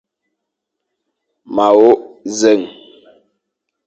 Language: Fang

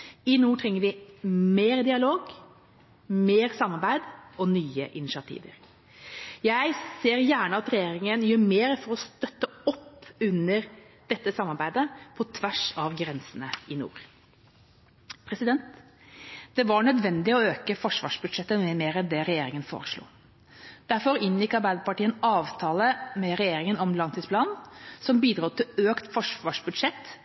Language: Norwegian Bokmål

